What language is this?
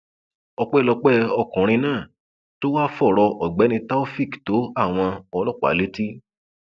Yoruba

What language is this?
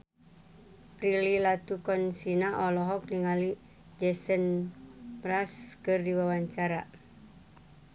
Sundanese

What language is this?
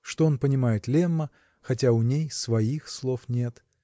Russian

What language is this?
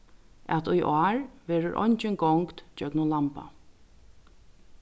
Faroese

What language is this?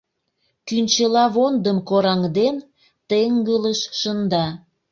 Mari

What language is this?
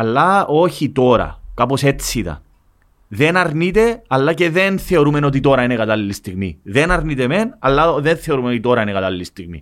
Greek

